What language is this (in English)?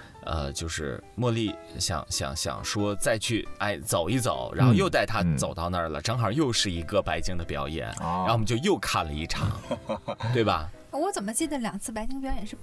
Chinese